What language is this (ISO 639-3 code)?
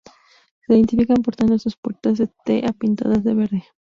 spa